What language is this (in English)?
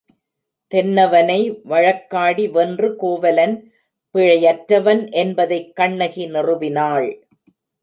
Tamil